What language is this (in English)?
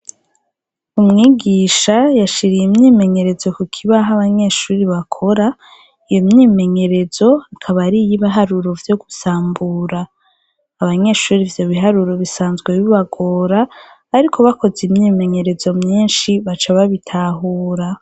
Rundi